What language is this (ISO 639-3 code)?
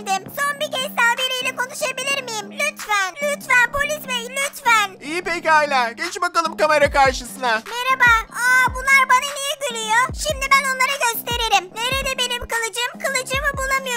tur